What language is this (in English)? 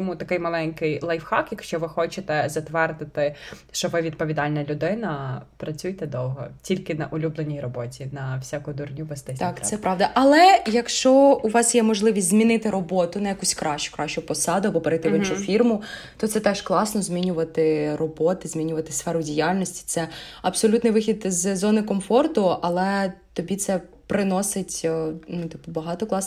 Ukrainian